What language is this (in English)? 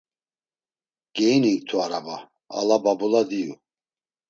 Laz